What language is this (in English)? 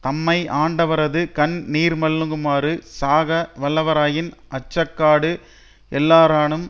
Tamil